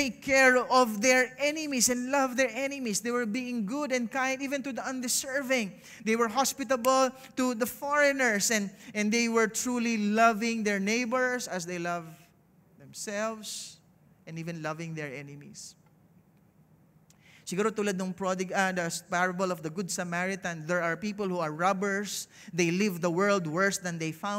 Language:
English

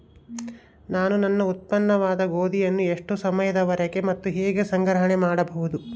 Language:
Kannada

